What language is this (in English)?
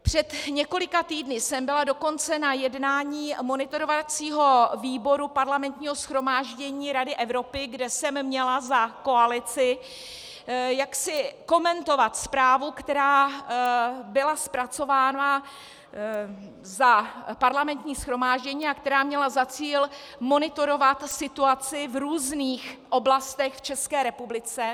Czech